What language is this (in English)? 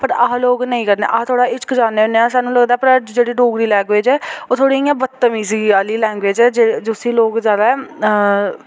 Dogri